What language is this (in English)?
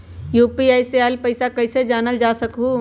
Magahi